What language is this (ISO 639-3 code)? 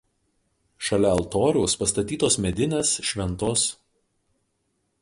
lit